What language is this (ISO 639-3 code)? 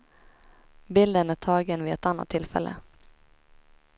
swe